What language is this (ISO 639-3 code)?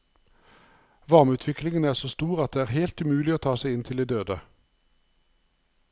nor